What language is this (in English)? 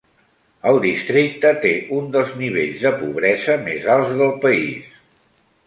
Catalan